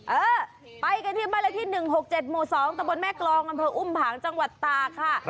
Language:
Thai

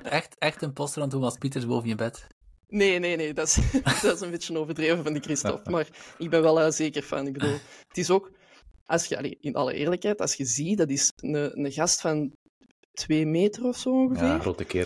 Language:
Dutch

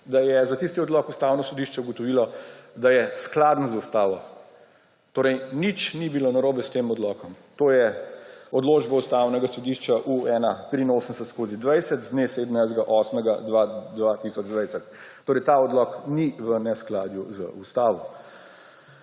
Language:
Slovenian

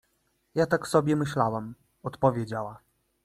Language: Polish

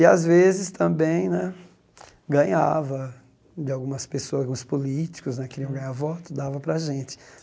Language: Portuguese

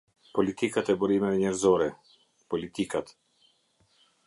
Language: Albanian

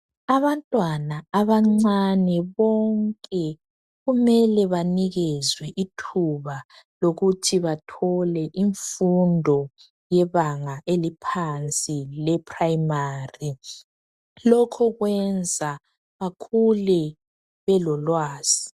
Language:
North Ndebele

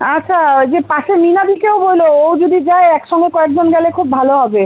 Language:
Bangla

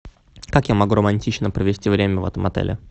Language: Russian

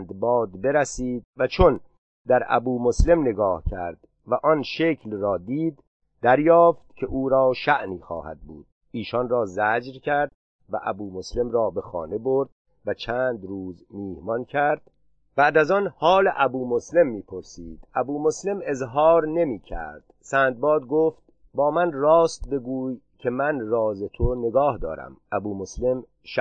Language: Persian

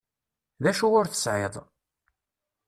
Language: Kabyle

